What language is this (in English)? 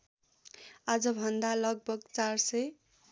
Nepali